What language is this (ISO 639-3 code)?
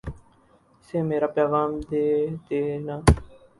urd